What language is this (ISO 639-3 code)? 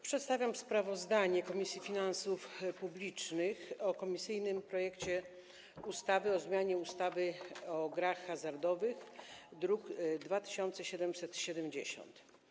pol